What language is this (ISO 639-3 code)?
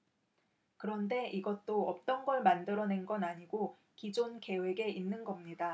kor